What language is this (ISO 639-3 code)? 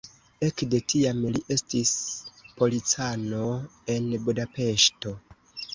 epo